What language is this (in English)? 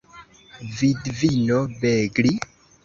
Esperanto